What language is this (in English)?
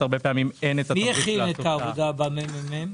Hebrew